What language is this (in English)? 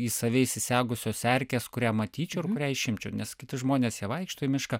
Lithuanian